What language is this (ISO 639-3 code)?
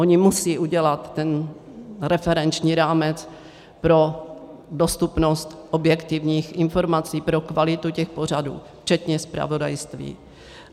ces